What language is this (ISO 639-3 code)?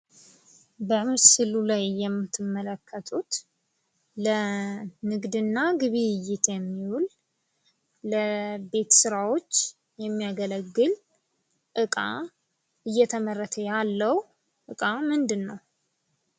amh